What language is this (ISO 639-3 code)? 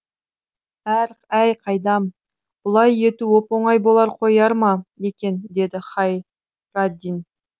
kaz